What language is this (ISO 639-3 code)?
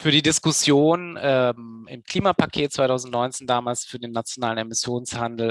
deu